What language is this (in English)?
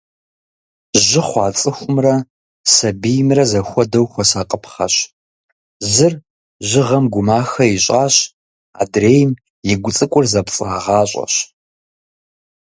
Kabardian